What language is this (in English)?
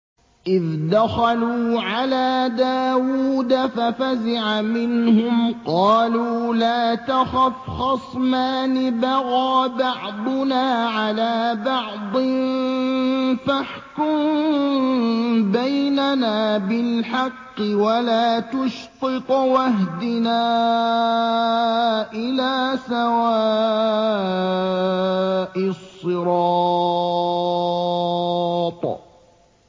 Arabic